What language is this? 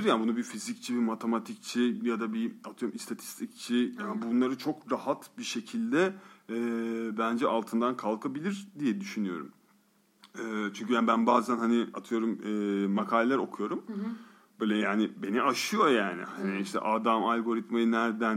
Turkish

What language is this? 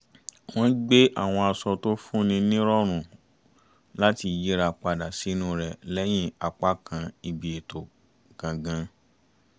Yoruba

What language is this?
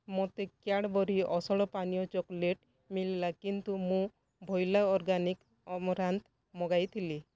Odia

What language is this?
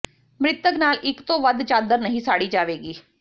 Punjabi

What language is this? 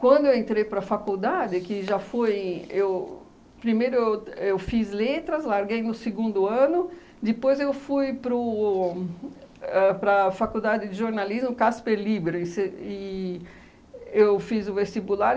Portuguese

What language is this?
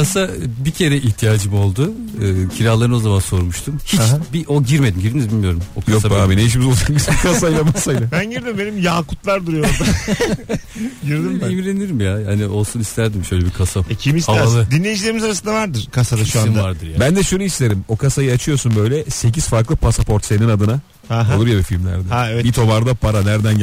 Turkish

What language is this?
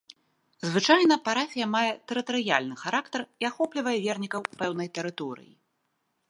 Belarusian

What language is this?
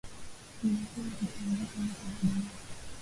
Swahili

